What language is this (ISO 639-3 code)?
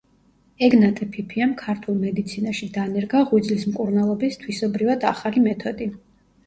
kat